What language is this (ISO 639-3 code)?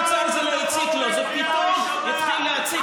heb